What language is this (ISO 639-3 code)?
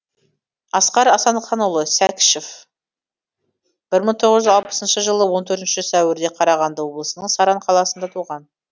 kaz